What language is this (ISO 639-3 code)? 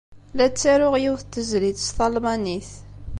kab